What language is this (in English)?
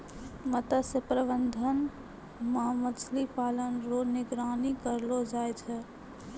Maithili